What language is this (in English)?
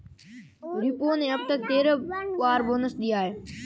Hindi